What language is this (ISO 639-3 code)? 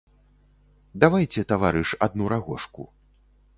bel